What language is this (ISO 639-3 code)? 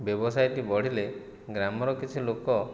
ori